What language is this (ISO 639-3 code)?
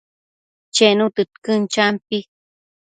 mcf